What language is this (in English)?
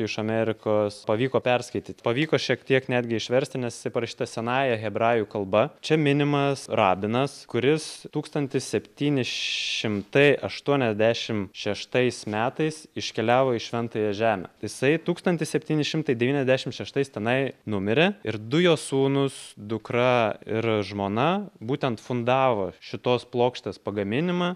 Lithuanian